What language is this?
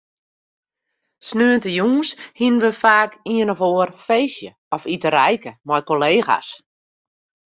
Western Frisian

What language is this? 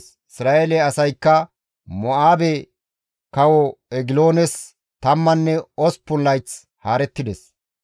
Gamo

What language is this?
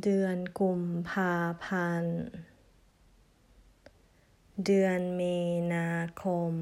Thai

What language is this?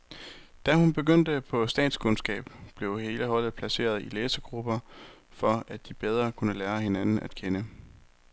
Danish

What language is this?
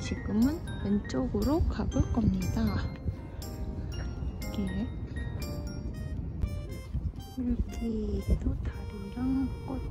Korean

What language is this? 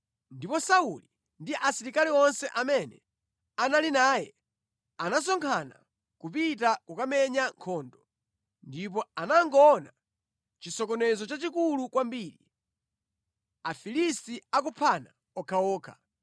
Nyanja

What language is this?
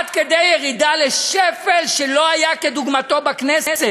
Hebrew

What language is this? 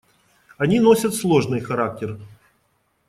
Russian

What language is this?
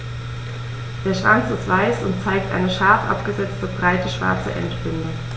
German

